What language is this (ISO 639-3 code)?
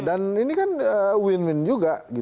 ind